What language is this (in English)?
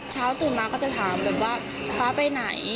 Thai